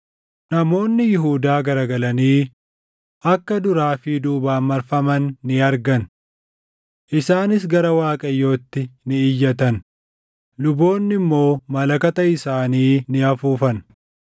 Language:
Oromo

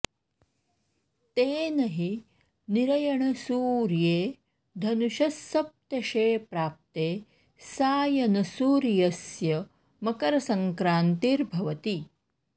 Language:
Sanskrit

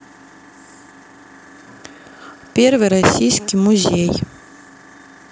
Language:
Russian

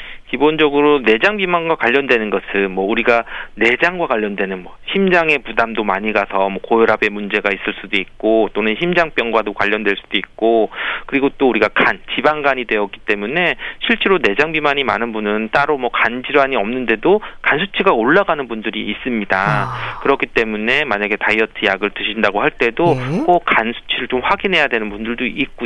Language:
Korean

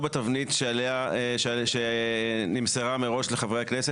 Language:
Hebrew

